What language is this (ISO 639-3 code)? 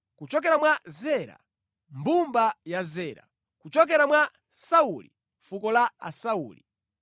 nya